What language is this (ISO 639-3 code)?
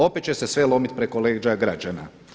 hrv